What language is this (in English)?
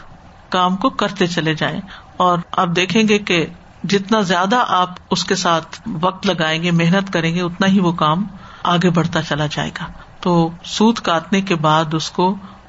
Urdu